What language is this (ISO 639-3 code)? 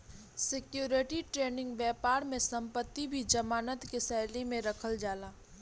bho